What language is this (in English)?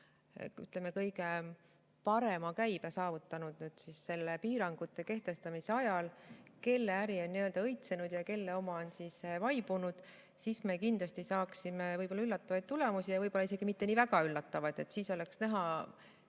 Estonian